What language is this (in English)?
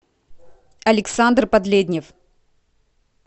Russian